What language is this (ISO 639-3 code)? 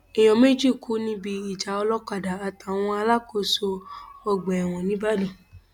yor